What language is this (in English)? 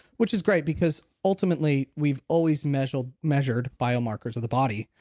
English